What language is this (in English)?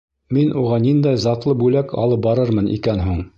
Bashkir